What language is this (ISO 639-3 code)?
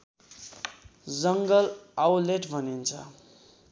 nep